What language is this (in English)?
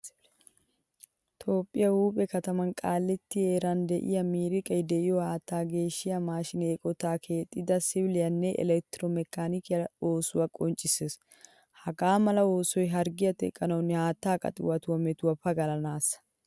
Wolaytta